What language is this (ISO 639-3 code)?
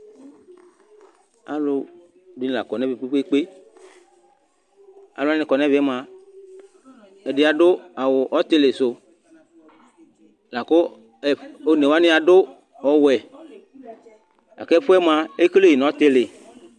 kpo